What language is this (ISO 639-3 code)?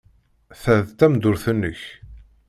kab